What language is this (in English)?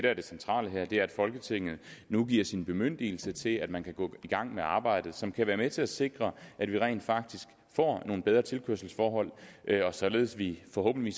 Danish